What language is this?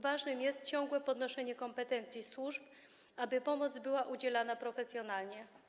Polish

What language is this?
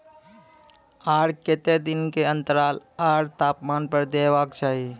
Maithili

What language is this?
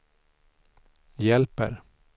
Swedish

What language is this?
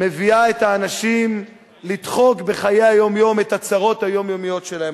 Hebrew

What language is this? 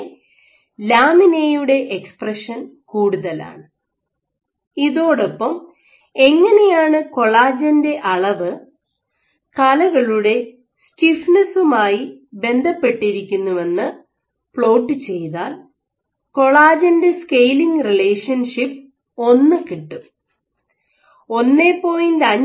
Malayalam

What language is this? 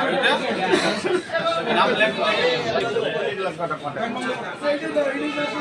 Bangla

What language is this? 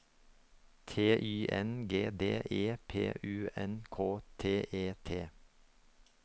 Norwegian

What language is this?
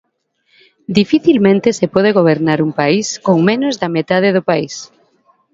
Galician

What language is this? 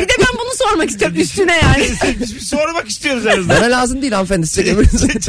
Turkish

